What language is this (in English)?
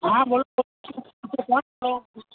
Gujarati